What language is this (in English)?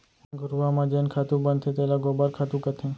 Chhattisgarhi